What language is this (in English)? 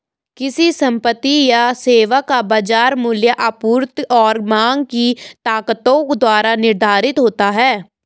Hindi